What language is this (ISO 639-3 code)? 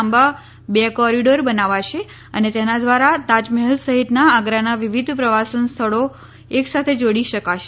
guj